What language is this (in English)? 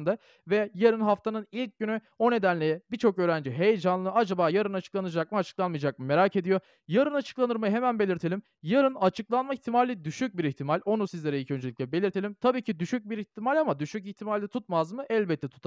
Turkish